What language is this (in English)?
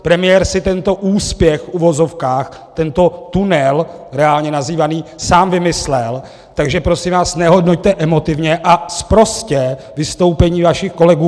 Czech